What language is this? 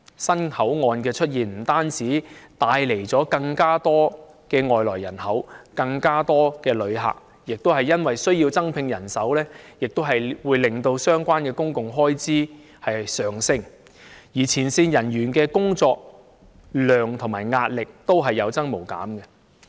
Cantonese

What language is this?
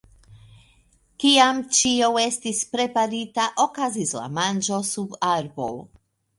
Esperanto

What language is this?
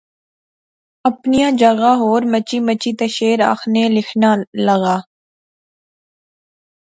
Pahari-Potwari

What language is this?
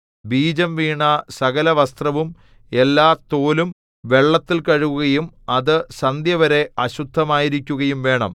Malayalam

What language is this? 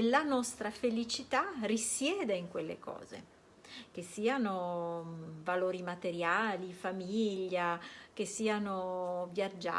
Italian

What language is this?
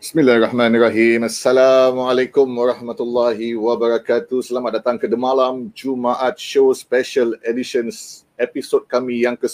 Malay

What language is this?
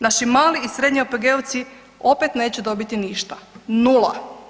Croatian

